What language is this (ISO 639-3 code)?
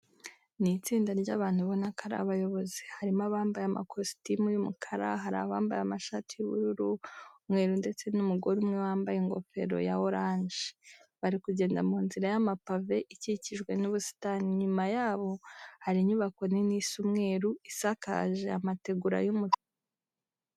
kin